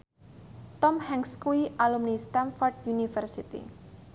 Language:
Javanese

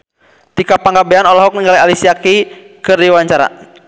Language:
Sundanese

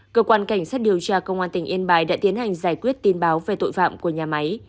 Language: Vietnamese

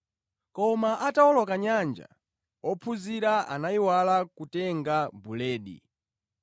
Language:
Nyanja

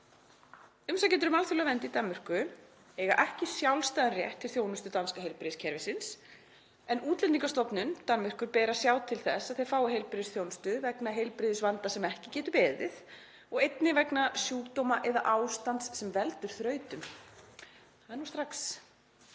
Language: Icelandic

